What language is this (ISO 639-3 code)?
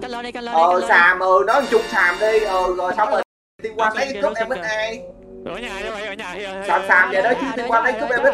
vie